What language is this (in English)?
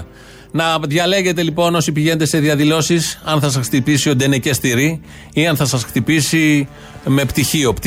Greek